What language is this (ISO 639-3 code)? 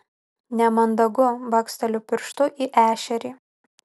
lit